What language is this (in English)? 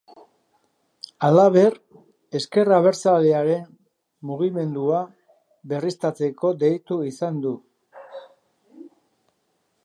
Basque